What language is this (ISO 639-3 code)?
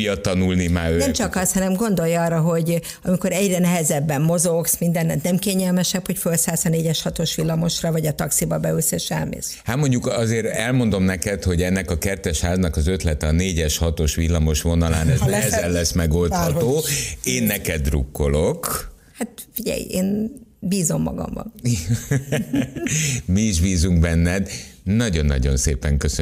hun